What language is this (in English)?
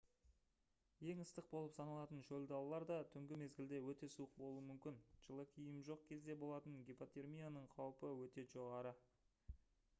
Kazakh